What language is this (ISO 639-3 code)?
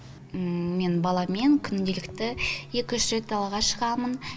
kaz